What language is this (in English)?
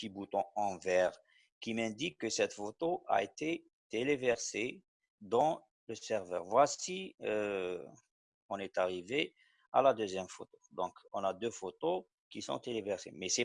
French